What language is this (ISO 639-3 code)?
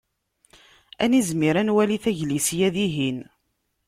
kab